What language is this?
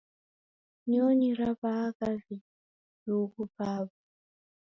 Taita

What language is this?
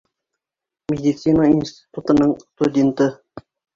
Bashkir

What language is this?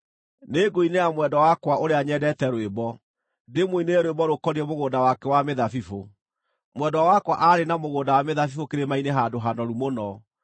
Kikuyu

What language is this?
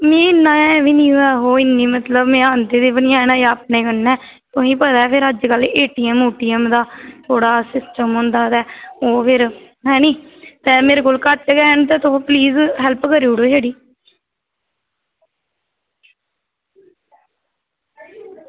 Dogri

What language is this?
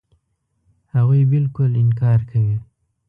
Pashto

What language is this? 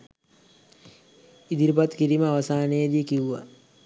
Sinhala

